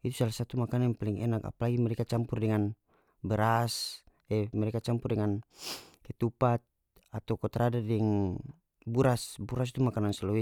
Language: North Moluccan Malay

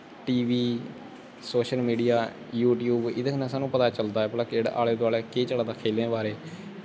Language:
Dogri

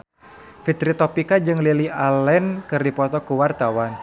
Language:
Sundanese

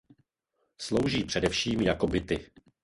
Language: Czech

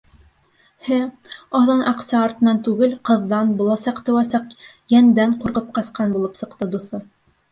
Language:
Bashkir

